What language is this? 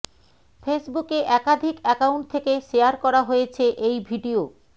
Bangla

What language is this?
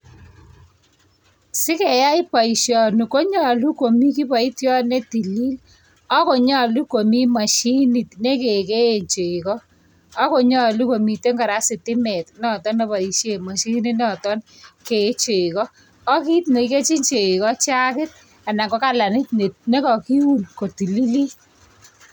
Kalenjin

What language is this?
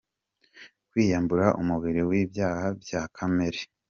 Kinyarwanda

